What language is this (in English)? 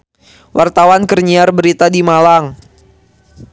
Sundanese